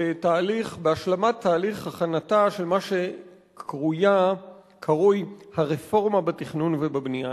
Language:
Hebrew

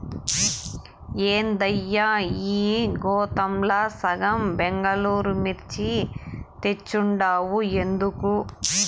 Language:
Telugu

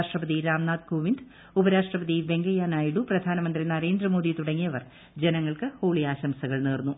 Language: Malayalam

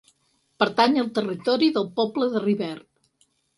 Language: Catalan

